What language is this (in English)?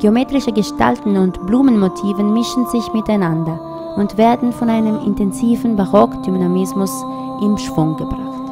German